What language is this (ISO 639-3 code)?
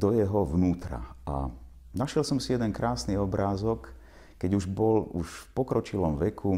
slk